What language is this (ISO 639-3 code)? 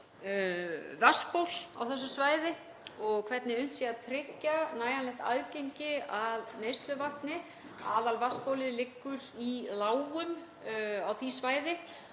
isl